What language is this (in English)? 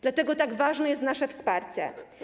Polish